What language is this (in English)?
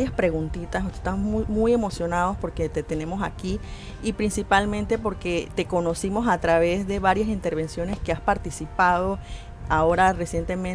Spanish